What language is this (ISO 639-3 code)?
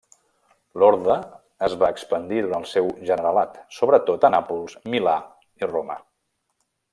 cat